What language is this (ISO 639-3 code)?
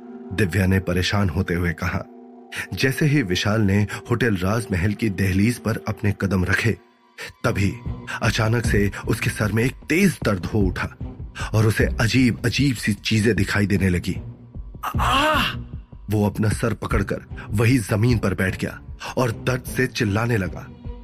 hin